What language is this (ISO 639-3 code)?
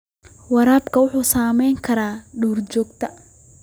som